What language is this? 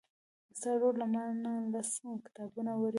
Pashto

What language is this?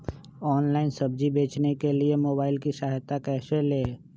Magahi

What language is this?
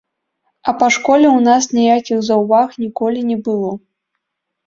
Belarusian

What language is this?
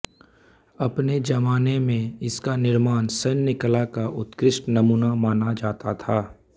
Hindi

